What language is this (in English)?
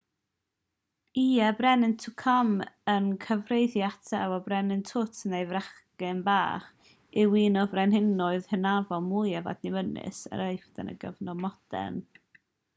Welsh